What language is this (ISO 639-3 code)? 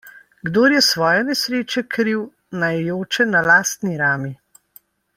slv